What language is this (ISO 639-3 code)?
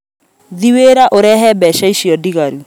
kik